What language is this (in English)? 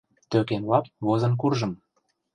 Mari